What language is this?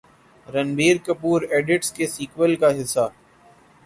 Urdu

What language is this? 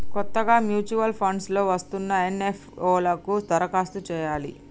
Telugu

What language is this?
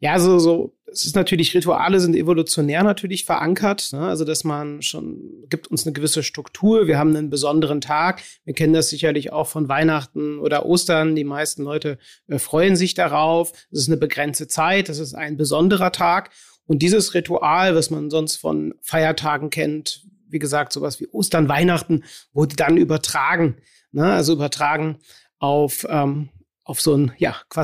German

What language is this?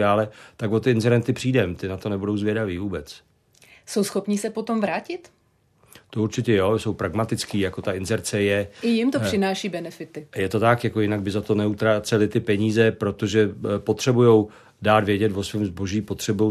Czech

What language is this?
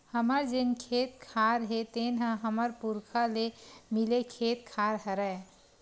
Chhattisgarhi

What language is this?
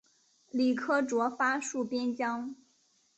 Chinese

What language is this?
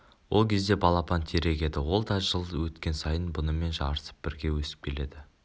Kazakh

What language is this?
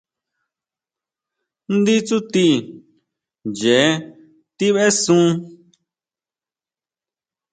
Huautla Mazatec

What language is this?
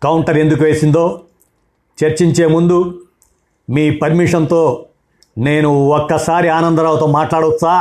Telugu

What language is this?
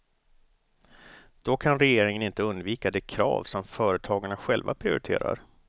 Swedish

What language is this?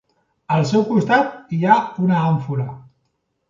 Catalan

